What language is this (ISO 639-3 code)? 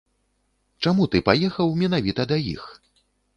bel